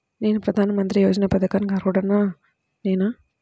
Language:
Telugu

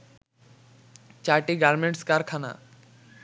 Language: Bangla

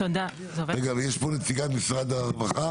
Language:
Hebrew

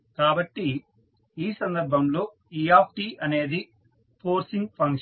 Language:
Telugu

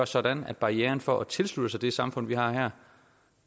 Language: Danish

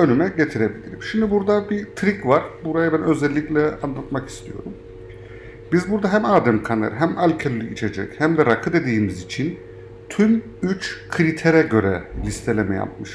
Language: Turkish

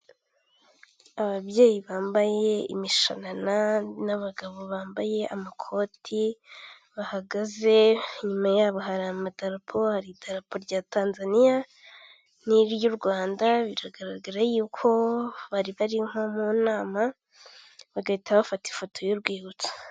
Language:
Kinyarwanda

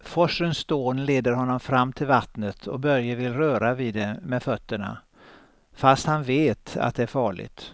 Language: Swedish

